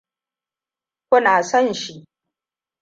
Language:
Hausa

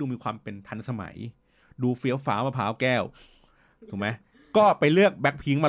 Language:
Thai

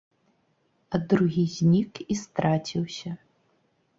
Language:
Belarusian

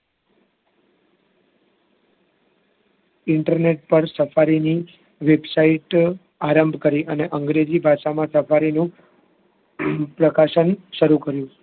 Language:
Gujarati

